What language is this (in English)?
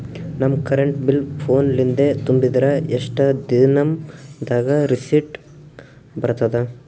Kannada